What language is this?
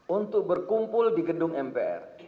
Indonesian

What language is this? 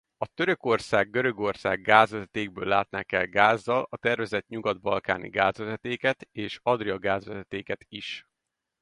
Hungarian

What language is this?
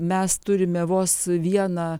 Lithuanian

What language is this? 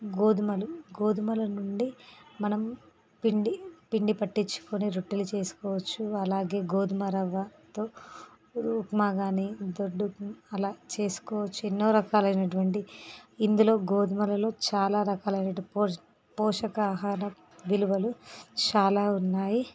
Telugu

